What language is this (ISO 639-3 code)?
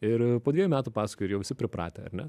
lit